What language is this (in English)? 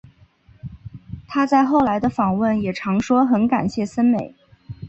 Chinese